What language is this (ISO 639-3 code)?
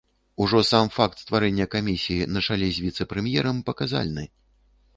bel